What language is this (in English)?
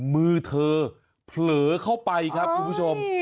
Thai